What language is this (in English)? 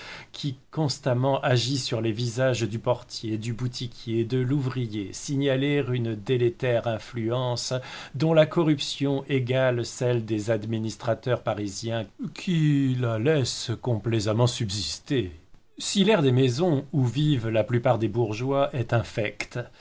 French